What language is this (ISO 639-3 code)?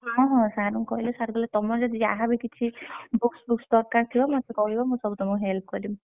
ori